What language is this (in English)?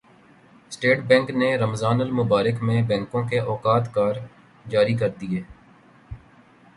Urdu